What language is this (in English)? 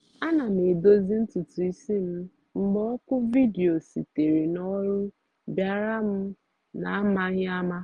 Igbo